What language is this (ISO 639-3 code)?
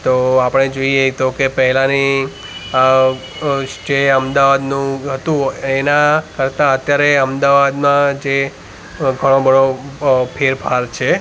guj